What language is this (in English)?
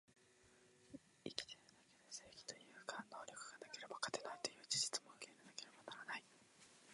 Japanese